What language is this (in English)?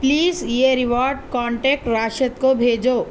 Urdu